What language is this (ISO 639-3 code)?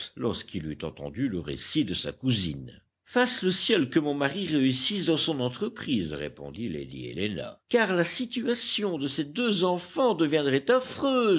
fra